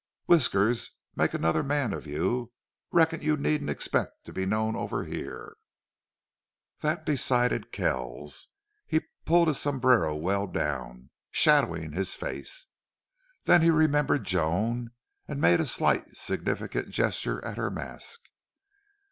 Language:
English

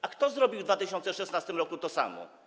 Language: Polish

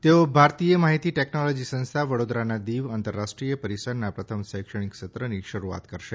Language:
Gujarati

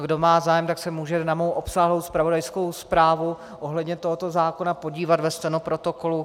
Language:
Czech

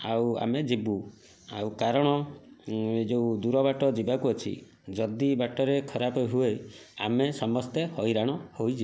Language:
Odia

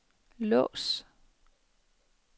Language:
Danish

